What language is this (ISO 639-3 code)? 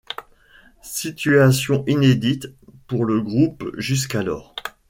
fra